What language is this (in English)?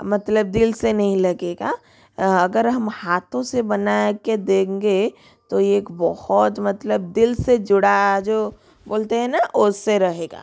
Hindi